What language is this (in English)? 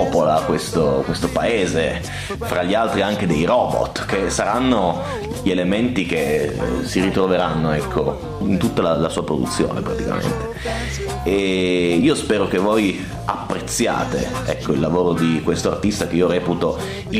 Italian